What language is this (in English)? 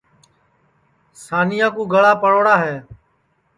Sansi